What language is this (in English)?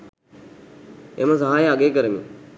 Sinhala